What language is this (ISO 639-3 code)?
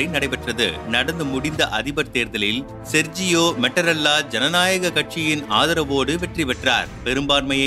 tam